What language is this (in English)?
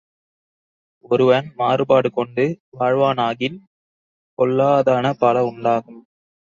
Tamil